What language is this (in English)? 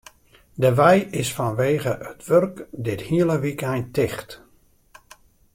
Western Frisian